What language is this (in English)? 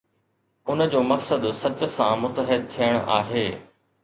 Sindhi